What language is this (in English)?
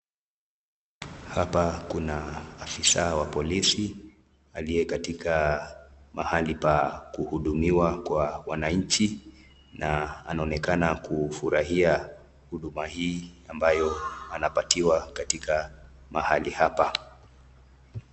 Swahili